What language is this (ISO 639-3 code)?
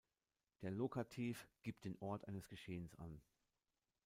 deu